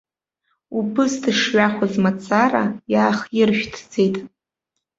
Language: Abkhazian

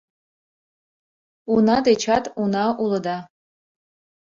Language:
Mari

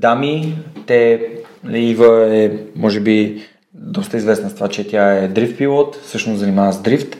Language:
Bulgarian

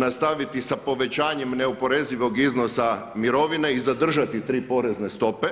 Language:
Croatian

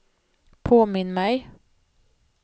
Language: Swedish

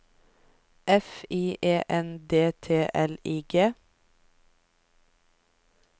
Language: Norwegian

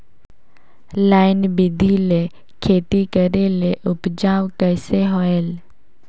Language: Chhattisgarhi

